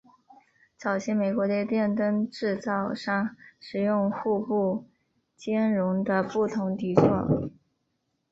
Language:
Chinese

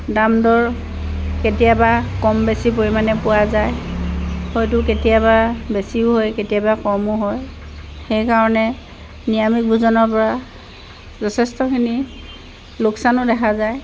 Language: Assamese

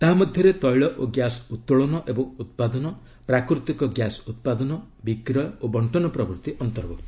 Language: Odia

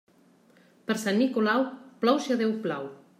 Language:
Catalan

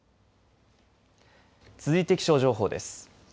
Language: Japanese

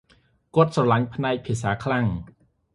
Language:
Khmer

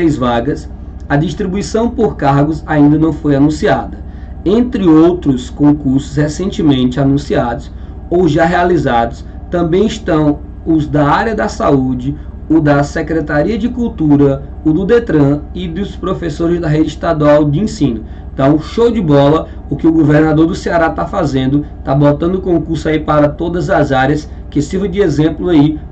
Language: Portuguese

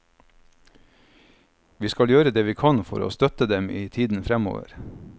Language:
Norwegian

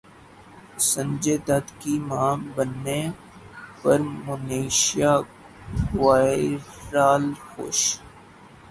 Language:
Urdu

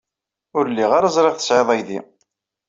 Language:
Kabyle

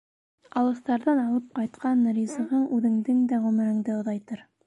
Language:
Bashkir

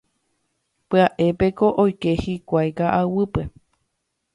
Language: Guarani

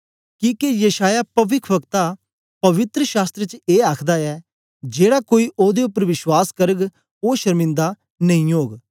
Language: Dogri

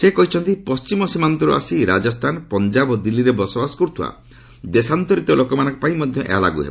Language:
Odia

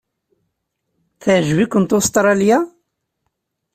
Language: Kabyle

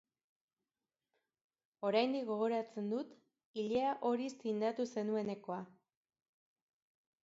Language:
Basque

